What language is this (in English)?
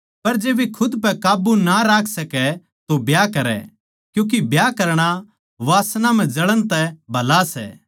Haryanvi